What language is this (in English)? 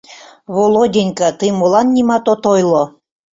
Mari